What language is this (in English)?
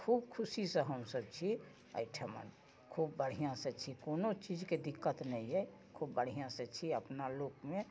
Maithili